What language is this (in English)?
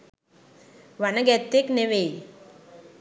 Sinhala